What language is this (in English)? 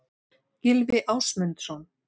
Icelandic